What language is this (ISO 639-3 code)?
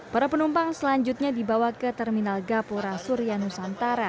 ind